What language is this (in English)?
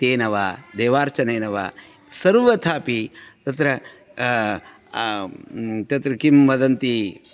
Sanskrit